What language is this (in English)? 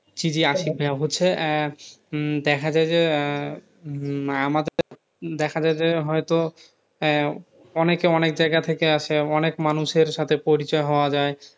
Bangla